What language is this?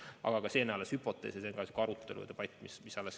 Estonian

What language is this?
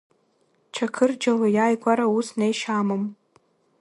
Abkhazian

